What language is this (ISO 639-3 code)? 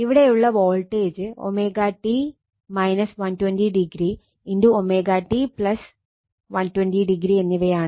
mal